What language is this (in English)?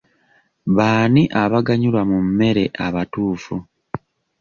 Ganda